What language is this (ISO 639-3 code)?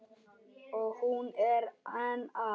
isl